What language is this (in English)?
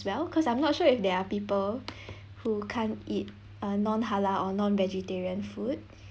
English